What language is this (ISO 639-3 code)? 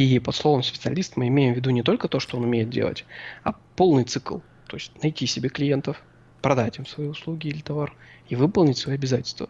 rus